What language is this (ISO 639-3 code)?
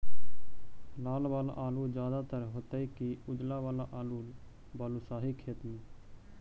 mag